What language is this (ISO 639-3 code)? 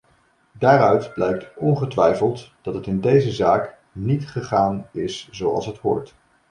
nld